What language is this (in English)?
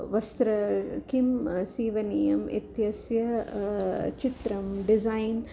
Sanskrit